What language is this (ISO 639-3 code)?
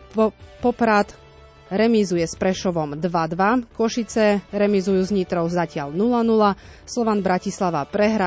slk